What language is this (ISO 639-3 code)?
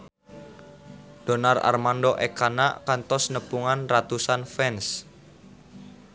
sun